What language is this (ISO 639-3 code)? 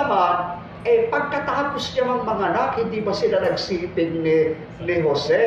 fil